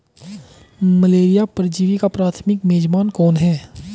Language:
Hindi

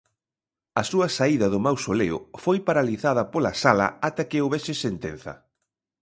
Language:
Galician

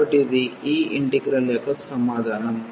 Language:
Telugu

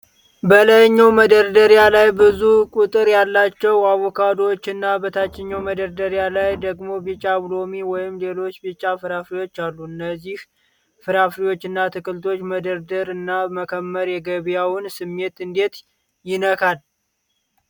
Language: Amharic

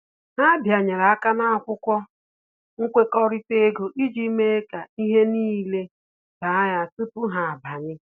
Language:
Igbo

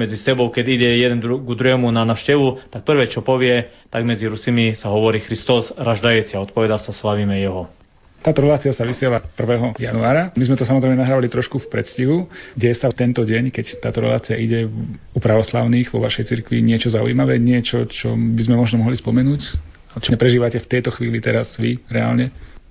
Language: Slovak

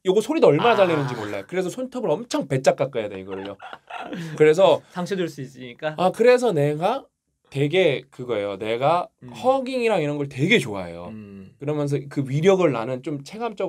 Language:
Korean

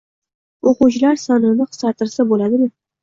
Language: Uzbek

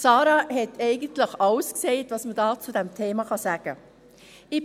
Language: Swiss German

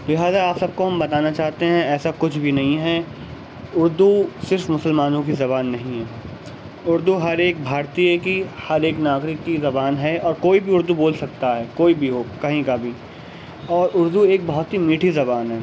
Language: Urdu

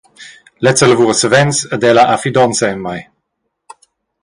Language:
Romansh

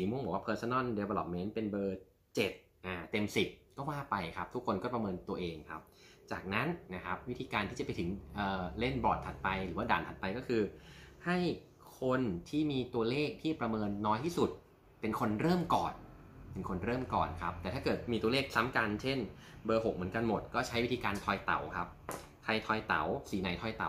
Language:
Thai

